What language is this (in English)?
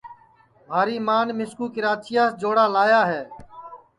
Sansi